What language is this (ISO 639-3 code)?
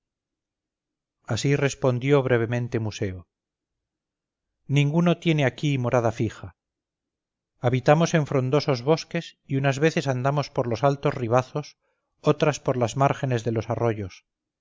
spa